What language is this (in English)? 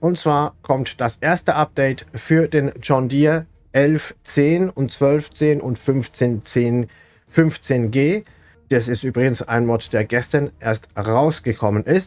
German